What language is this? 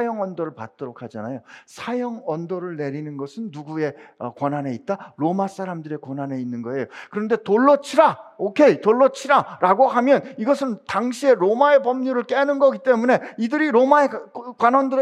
Korean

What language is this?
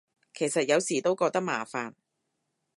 Cantonese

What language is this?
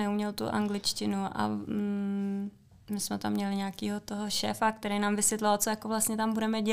Czech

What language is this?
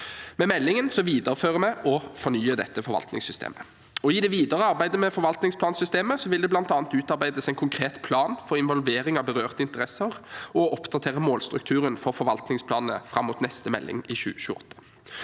Norwegian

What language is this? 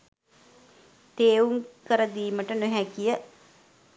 Sinhala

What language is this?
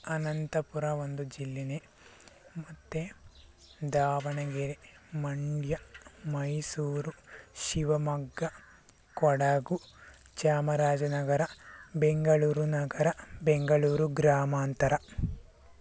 Kannada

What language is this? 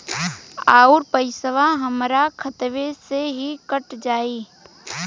Bhojpuri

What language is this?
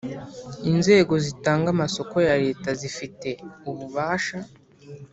Kinyarwanda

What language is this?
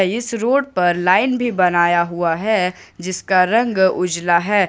Hindi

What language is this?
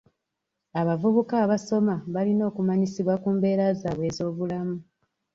Ganda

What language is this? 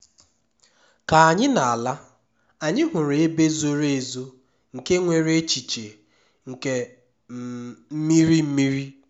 Igbo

